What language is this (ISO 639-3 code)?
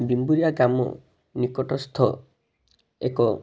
ori